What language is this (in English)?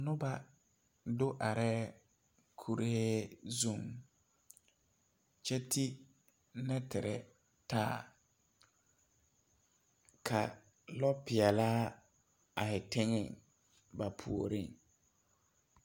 Southern Dagaare